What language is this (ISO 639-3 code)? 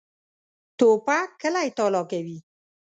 pus